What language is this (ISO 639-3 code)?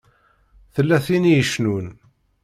kab